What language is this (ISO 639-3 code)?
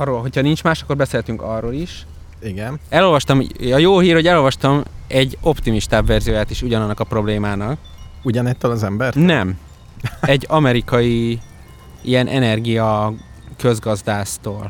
hun